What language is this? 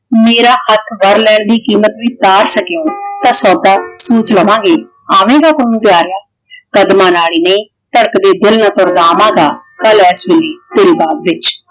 Punjabi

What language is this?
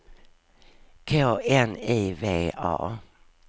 Swedish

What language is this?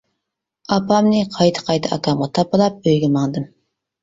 Uyghur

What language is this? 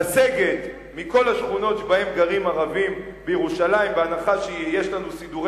Hebrew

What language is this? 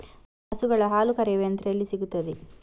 Kannada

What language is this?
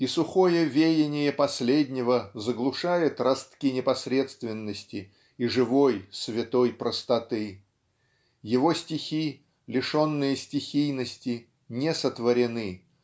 Russian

